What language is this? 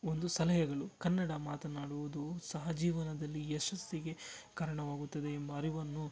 Kannada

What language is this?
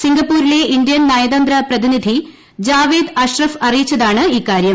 Malayalam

